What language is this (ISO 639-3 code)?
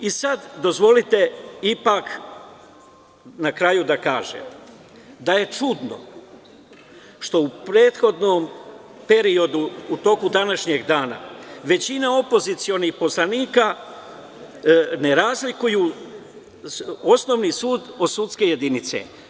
srp